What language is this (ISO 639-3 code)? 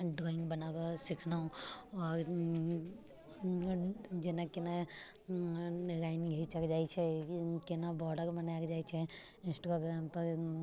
mai